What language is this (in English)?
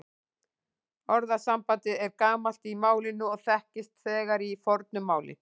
Icelandic